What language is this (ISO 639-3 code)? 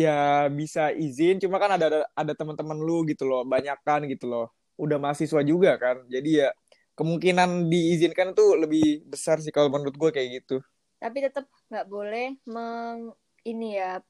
ind